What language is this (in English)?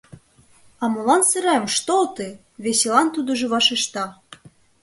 Mari